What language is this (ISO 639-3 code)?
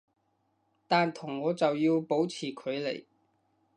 yue